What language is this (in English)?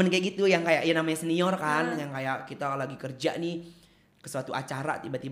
Indonesian